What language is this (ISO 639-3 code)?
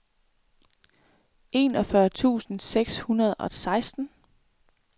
dan